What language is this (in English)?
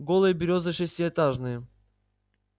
Russian